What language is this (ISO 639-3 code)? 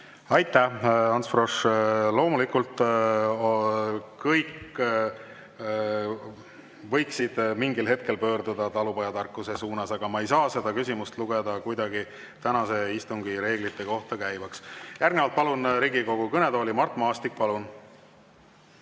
est